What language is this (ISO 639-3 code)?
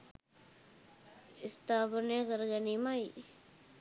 sin